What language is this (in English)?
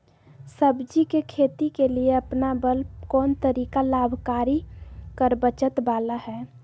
Magahi